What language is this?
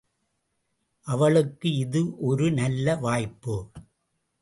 Tamil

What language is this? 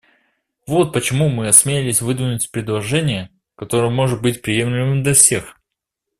Russian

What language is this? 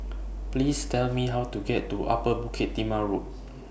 English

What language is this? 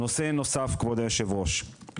Hebrew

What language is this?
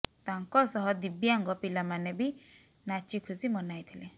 Odia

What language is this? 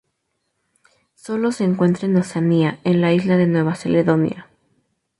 Spanish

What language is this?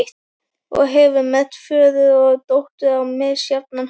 Icelandic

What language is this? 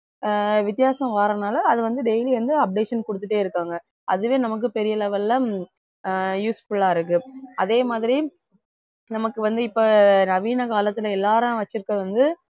Tamil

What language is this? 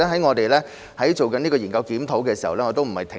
Cantonese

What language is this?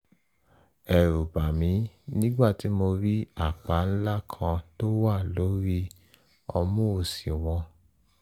Yoruba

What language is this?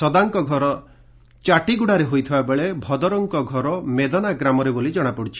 Odia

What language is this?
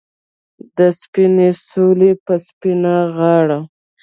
Pashto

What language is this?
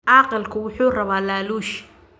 Somali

